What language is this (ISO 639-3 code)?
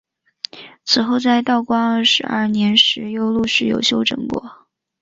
zho